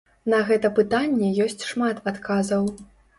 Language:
Belarusian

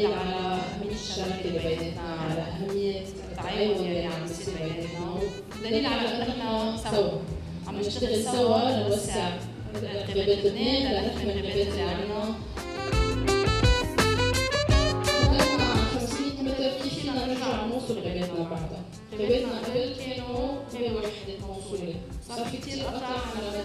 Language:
Arabic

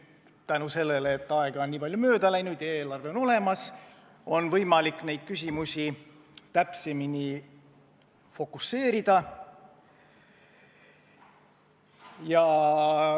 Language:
Estonian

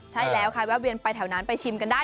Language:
Thai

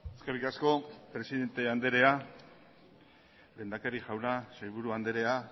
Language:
Basque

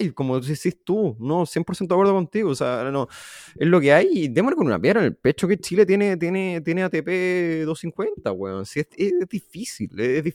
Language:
Spanish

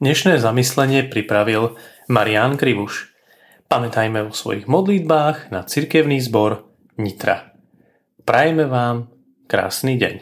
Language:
Slovak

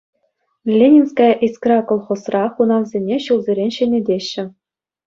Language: Chuvash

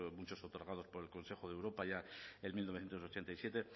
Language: Spanish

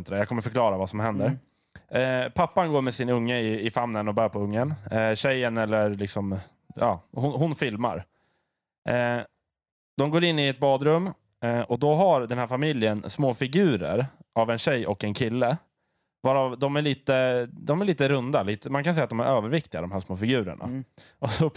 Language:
Swedish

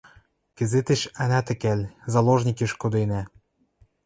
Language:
Western Mari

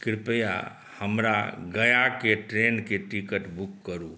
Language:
Maithili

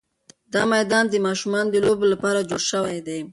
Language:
Pashto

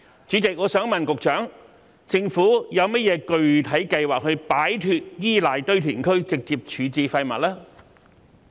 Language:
Cantonese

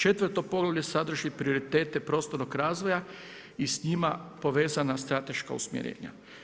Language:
Croatian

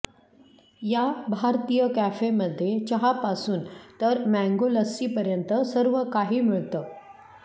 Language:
Marathi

